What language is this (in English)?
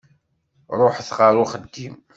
Kabyle